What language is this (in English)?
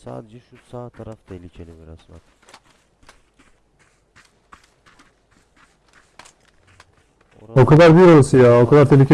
Turkish